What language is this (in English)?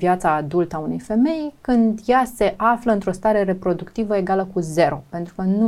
Romanian